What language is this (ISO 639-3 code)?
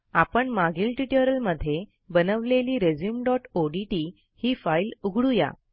mar